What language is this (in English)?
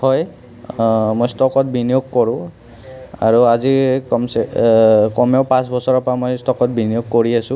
Assamese